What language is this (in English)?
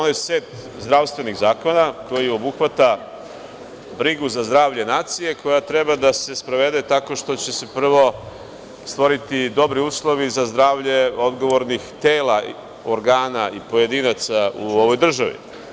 Serbian